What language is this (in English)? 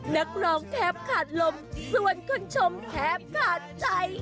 Thai